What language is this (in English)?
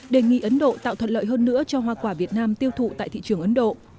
Vietnamese